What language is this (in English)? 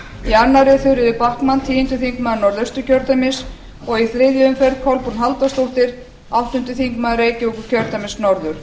Icelandic